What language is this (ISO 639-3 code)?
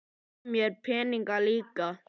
isl